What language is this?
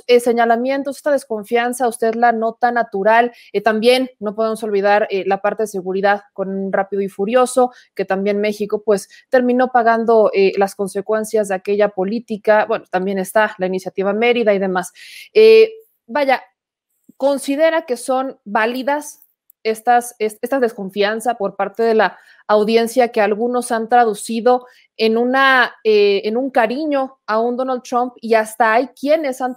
Spanish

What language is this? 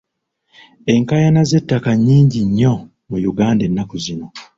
Ganda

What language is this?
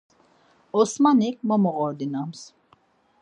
Laz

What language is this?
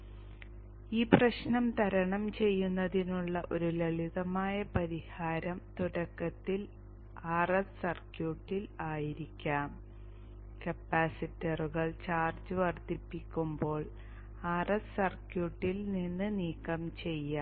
Malayalam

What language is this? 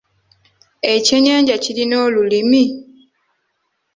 Ganda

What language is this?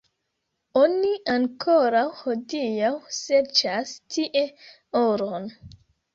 Esperanto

